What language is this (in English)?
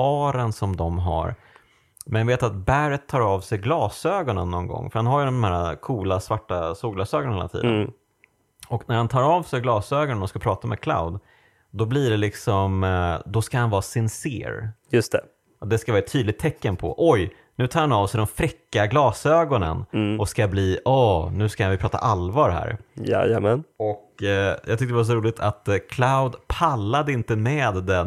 Swedish